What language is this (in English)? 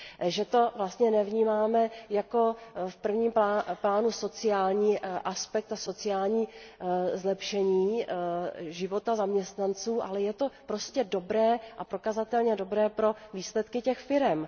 Czech